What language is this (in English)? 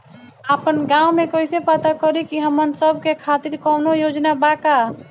Bhojpuri